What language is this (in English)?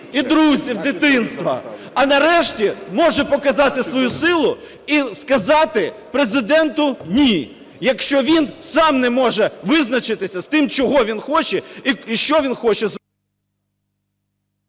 Ukrainian